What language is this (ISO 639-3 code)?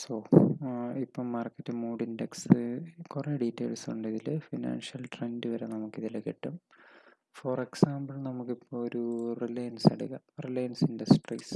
mal